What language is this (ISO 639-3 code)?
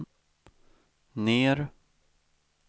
swe